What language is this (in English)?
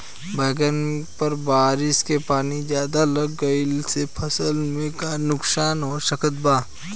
Bhojpuri